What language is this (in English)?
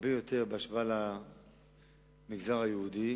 Hebrew